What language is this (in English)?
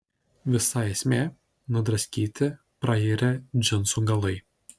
Lithuanian